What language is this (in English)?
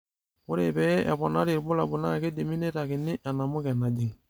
Masai